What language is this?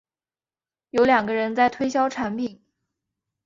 Chinese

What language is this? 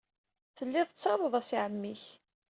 Kabyle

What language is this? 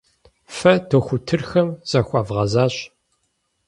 Kabardian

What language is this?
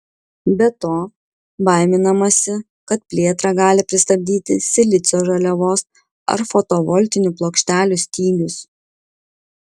Lithuanian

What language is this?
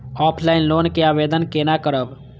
Maithili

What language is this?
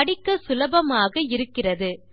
Tamil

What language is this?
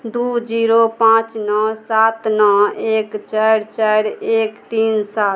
Maithili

